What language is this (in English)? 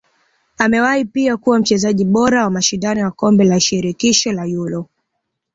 Swahili